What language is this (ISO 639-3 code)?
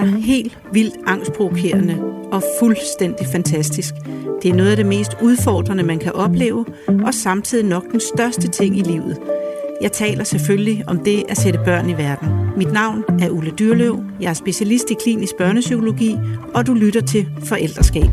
dan